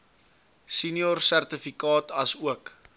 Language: Afrikaans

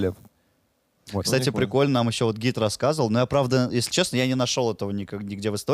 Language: Russian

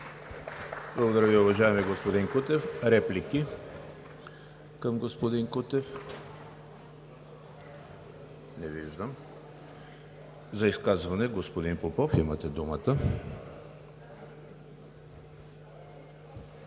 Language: Bulgarian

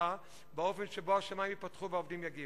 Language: Hebrew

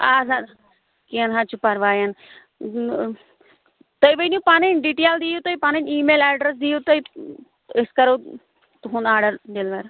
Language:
Kashmiri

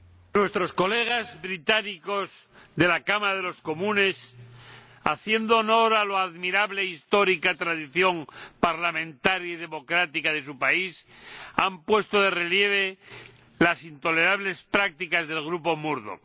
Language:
Spanish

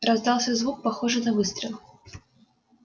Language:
Russian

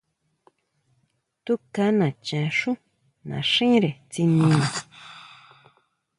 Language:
Huautla Mazatec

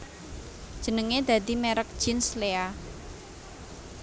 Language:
Javanese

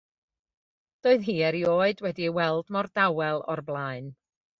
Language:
Welsh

